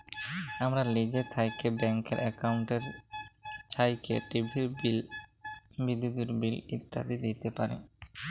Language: Bangla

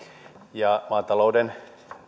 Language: Finnish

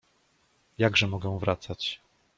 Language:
Polish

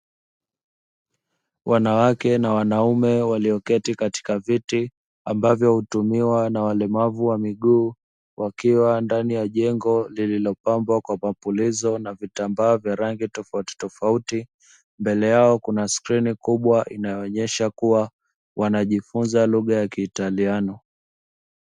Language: Swahili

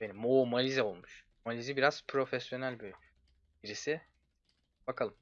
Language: Turkish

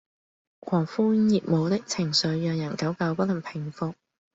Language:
Cantonese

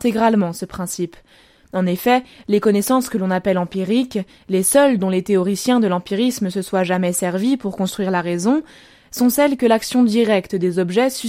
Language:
French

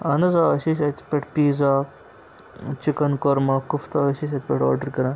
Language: Kashmiri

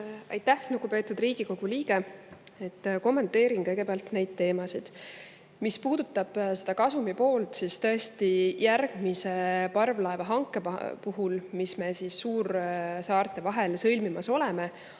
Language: Estonian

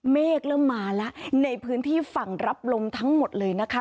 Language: Thai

